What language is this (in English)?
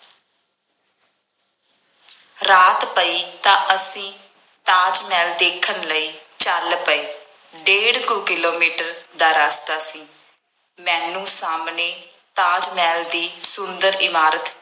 Punjabi